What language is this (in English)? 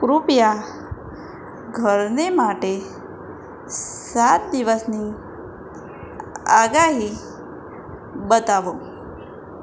Gujarati